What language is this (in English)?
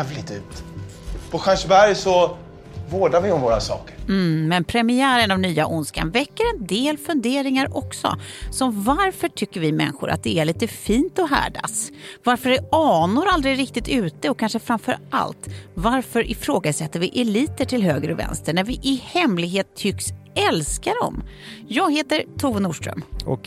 Swedish